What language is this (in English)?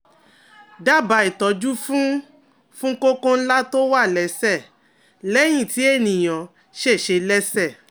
Yoruba